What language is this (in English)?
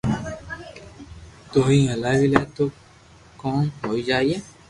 Loarki